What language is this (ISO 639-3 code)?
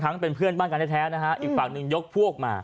tha